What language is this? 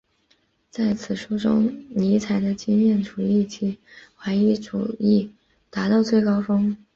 Chinese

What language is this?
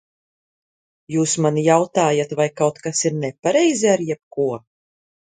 Latvian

